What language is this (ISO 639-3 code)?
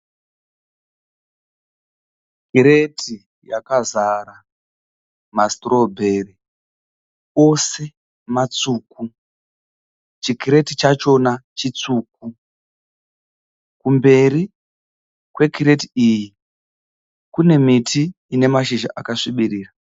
sna